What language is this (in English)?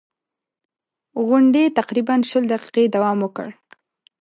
Pashto